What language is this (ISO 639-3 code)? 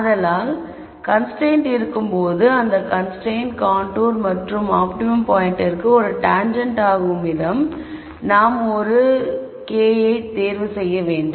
tam